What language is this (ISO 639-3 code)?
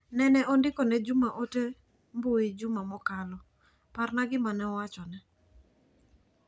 luo